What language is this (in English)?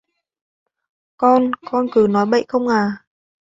Vietnamese